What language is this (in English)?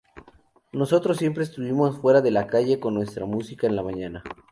Spanish